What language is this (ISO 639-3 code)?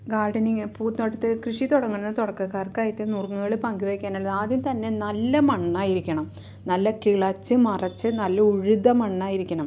mal